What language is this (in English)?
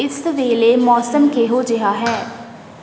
Punjabi